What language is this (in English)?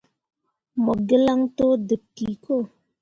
Mundang